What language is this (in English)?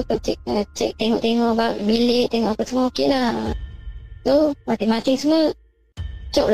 Malay